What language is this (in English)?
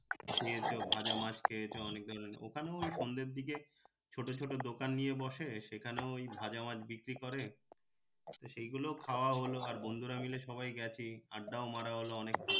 Bangla